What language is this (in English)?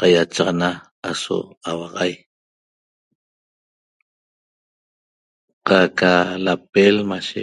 Toba